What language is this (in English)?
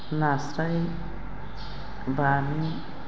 Bodo